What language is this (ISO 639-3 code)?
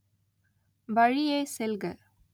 tam